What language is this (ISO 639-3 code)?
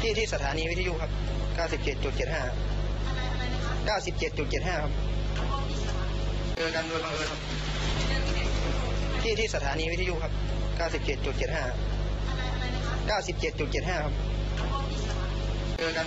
tha